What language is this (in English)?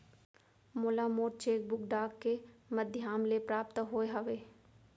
Chhattisgarhi